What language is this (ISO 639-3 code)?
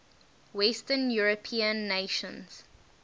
eng